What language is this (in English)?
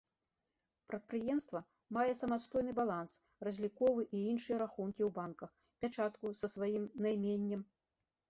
Belarusian